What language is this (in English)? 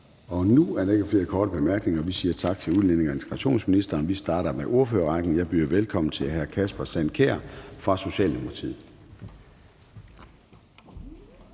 Danish